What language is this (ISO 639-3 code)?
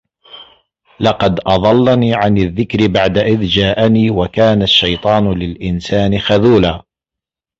ara